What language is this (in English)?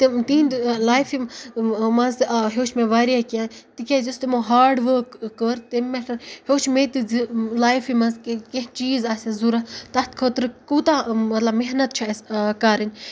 Kashmiri